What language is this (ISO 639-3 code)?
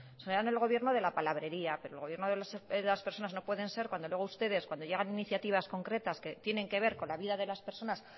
spa